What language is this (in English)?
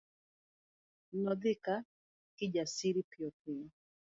Luo (Kenya and Tanzania)